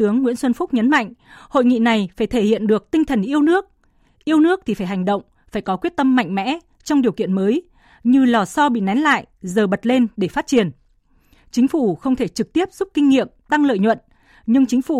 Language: Vietnamese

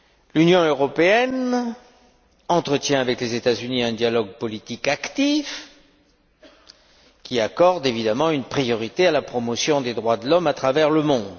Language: French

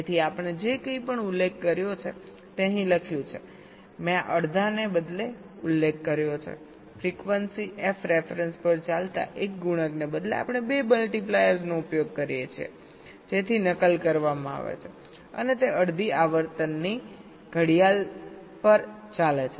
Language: Gujarati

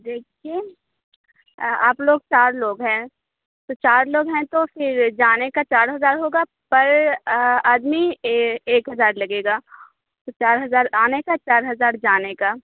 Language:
Urdu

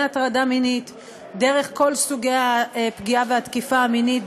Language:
Hebrew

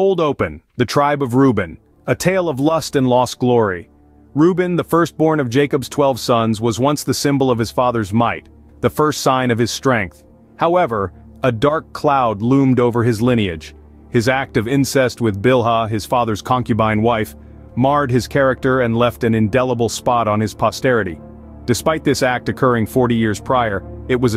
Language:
English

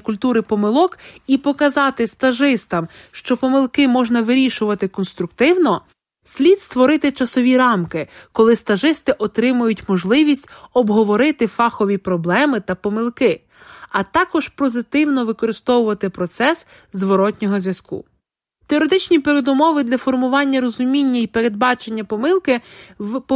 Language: Ukrainian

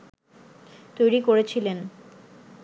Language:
Bangla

